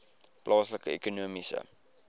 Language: Afrikaans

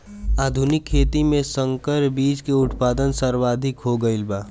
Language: Bhojpuri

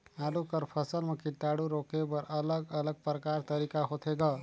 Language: Chhattisgarhi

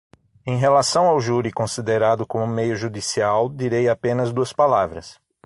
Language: Portuguese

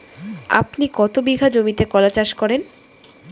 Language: Bangla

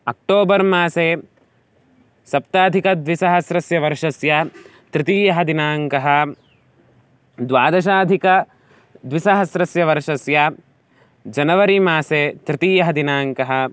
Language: Sanskrit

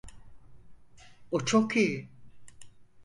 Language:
Turkish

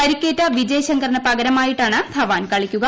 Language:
Malayalam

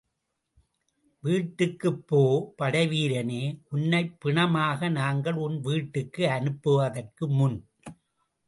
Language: Tamil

